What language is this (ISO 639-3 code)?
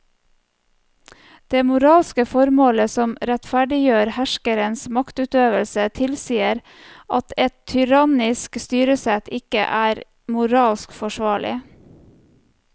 nor